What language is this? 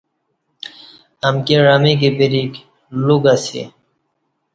Kati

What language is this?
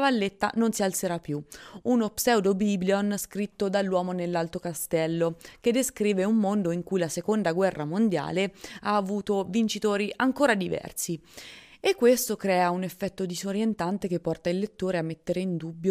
Italian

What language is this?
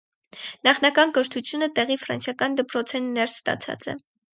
Armenian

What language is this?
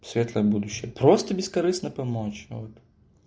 Russian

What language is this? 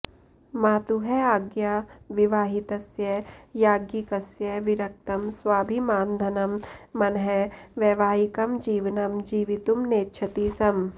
Sanskrit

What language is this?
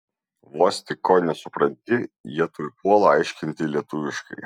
Lithuanian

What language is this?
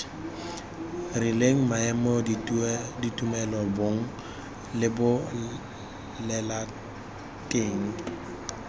Tswana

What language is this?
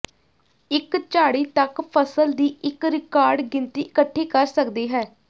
Punjabi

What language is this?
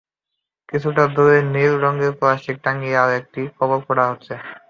Bangla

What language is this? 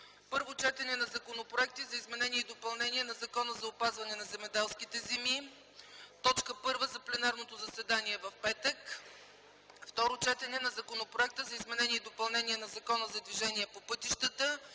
Bulgarian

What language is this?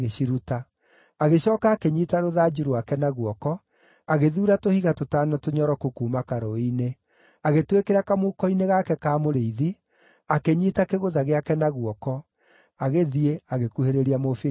Kikuyu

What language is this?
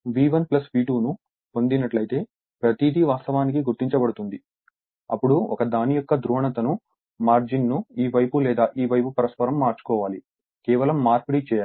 Telugu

